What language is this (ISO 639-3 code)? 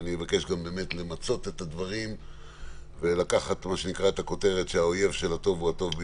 heb